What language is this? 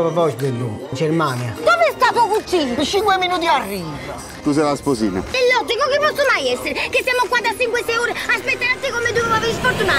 Italian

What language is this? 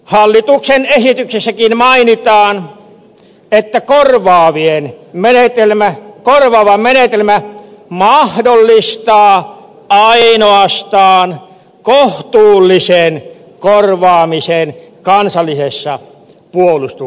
Finnish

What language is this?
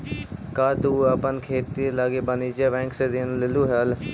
Magahi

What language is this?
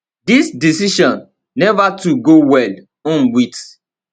Nigerian Pidgin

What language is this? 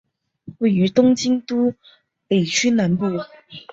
Chinese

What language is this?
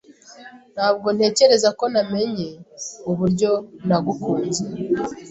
Kinyarwanda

